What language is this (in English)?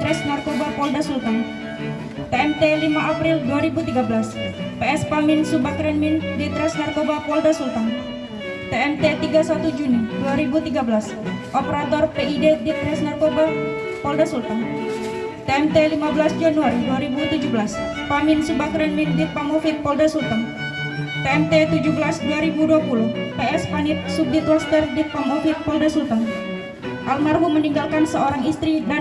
Indonesian